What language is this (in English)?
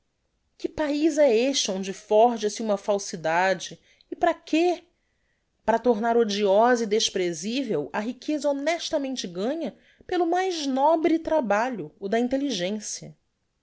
Portuguese